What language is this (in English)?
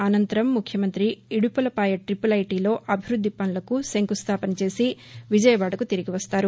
Telugu